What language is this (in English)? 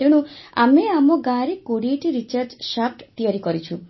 Odia